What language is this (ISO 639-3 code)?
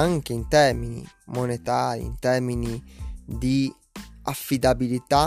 ita